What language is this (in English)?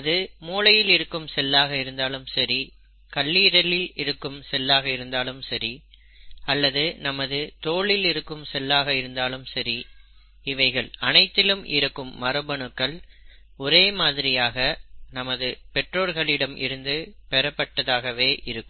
Tamil